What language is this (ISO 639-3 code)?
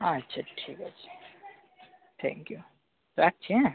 ben